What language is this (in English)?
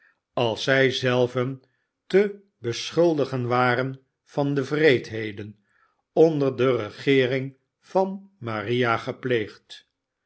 Dutch